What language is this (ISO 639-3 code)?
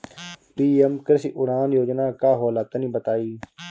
bho